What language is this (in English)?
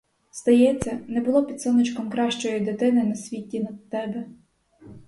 Ukrainian